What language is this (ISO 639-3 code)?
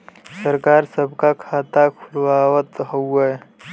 bho